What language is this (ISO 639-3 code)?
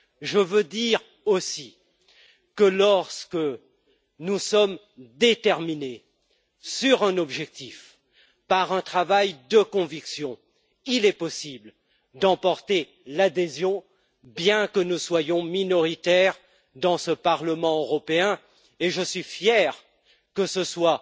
fra